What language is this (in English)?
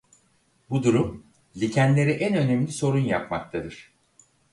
Turkish